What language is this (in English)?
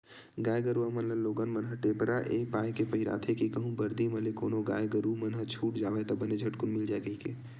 Chhattisgarhi